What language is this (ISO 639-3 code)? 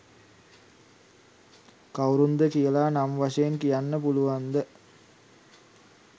sin